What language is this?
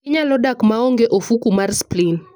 Luo (Kenya and Tanzania)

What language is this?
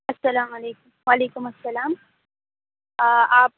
Urdu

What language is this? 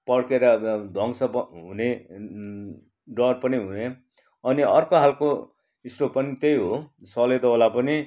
Nepali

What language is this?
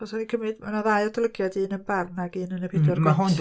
Welsh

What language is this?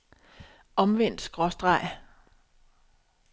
Danish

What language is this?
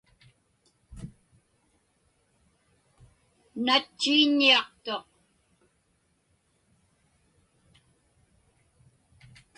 Inupiaq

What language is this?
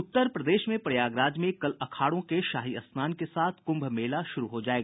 Hindi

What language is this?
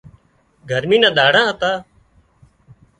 Wadiyara Koli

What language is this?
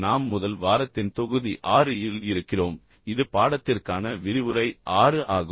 Tamil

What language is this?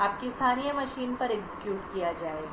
Hindi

